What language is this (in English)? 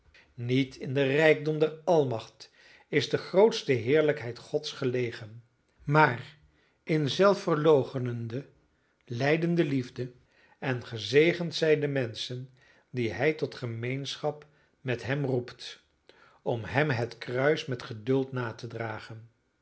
Dutch